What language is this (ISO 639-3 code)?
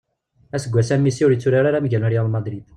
kab